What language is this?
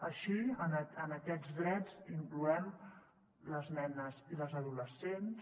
Catalan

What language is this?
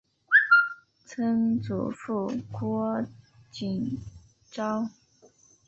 Chinese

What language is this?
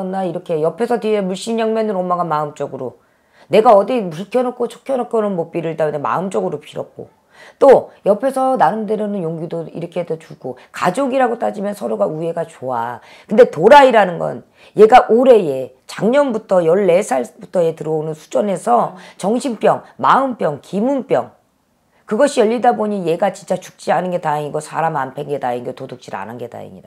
Korean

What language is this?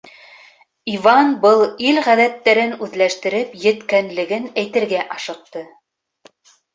Bashkir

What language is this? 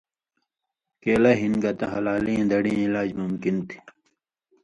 Indus Kohistani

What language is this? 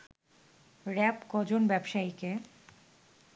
Bangla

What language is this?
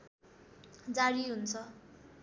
Nepali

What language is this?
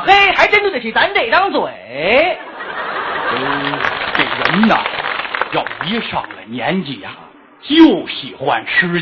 Chinese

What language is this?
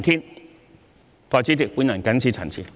Cantonese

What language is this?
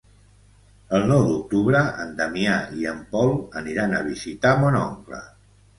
Catalan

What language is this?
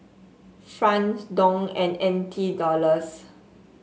English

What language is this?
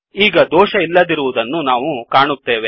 Kannada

